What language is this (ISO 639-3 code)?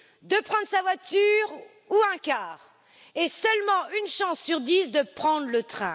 fra